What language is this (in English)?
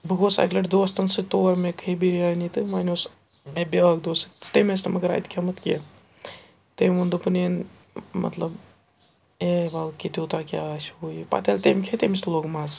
Kashmiri